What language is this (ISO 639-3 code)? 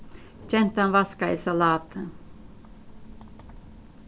fao